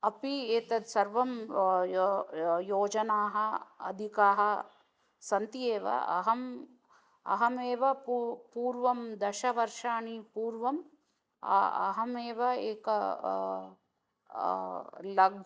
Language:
Sanskrit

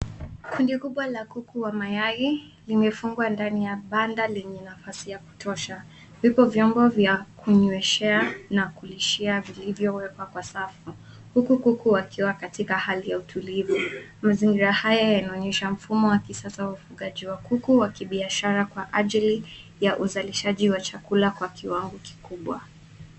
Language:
Swahili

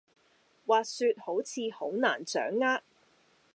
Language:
Cantonese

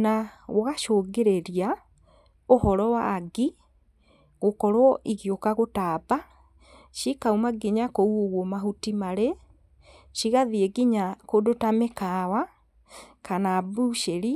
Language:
Kikuyu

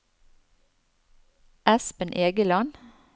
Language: Norwegian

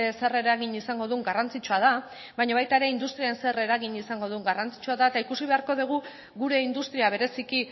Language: Basque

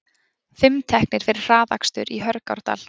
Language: Icelandic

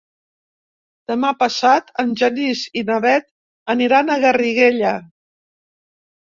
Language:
Catalan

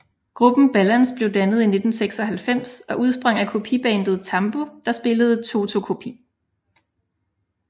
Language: Danish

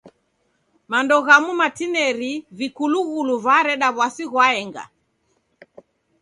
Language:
Taita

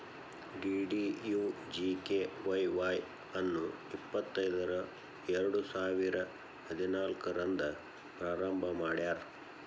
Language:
Kannada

